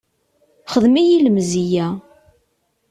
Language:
Kabyle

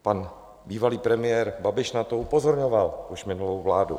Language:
Czech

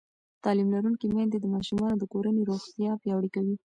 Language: Pashto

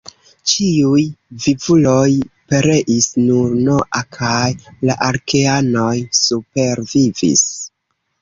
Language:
Esperanto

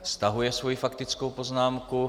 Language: Czech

